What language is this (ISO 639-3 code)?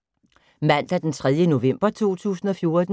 dan